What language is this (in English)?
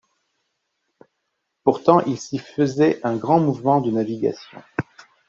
French